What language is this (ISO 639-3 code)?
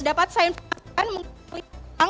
ind